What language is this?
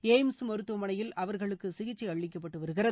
Tamil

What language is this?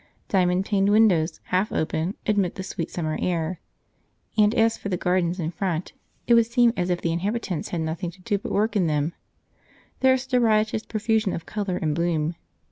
English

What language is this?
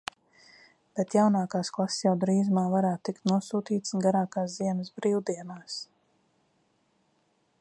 Latvian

